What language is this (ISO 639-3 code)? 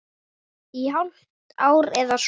isl